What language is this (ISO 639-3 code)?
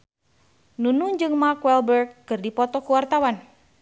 sun